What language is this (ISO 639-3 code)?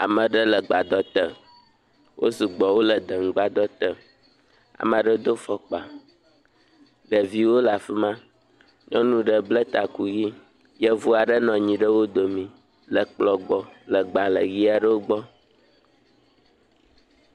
ewe